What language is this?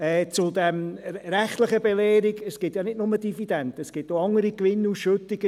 Swiss German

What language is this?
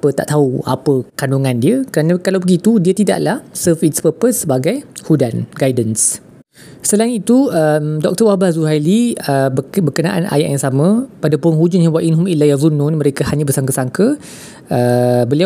Malay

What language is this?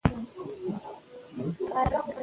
Pashto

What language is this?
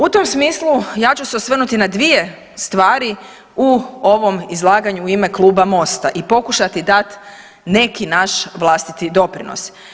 Croatian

